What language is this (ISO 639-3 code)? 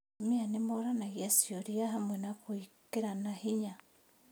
kik